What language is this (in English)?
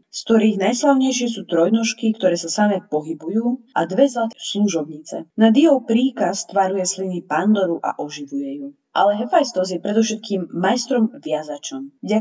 Slovak